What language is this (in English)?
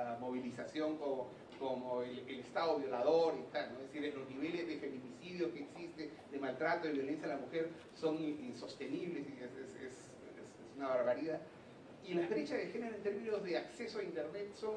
Spanish